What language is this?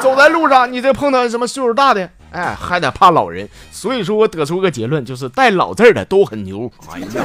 Chinese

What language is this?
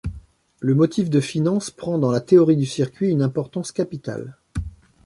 French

